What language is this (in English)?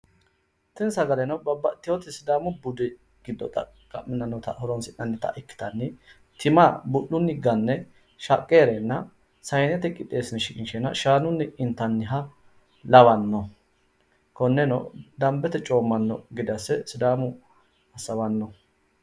Sidamo